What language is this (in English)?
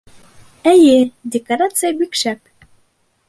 Bashkir